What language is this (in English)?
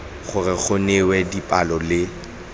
Tswana